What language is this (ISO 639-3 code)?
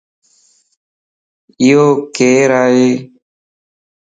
lss